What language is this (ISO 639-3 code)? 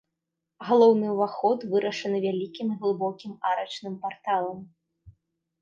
bel